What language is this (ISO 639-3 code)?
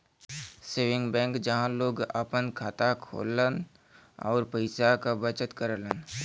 bho